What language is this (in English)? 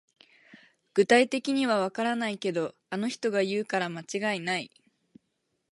Japanese